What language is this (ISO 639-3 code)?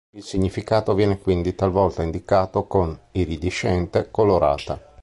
ita